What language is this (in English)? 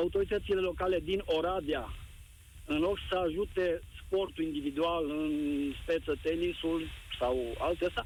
Romanian